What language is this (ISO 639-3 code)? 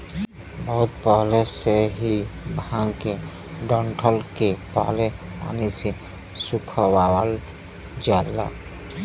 bho